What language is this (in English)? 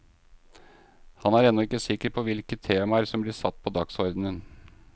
Norwegian